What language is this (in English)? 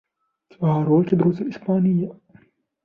Arabic